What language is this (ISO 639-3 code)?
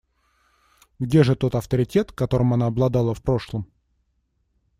rus